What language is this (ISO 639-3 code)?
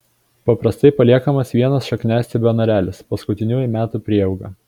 lit